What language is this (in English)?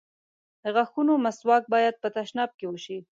Pashto